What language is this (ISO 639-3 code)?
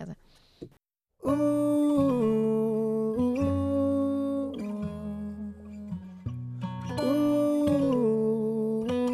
heb